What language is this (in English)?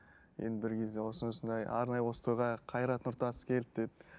Kazakh